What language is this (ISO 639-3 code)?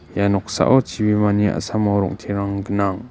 grt